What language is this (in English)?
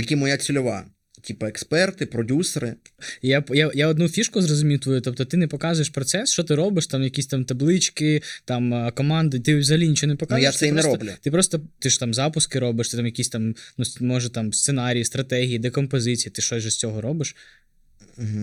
Ukrainian